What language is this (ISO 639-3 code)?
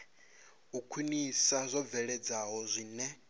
ven